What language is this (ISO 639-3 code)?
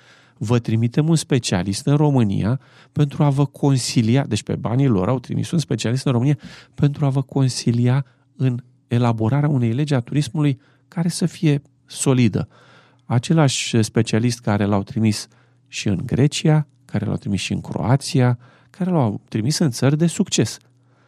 ron